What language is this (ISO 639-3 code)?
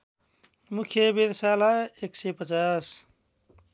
nep